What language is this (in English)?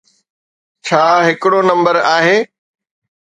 Sindhi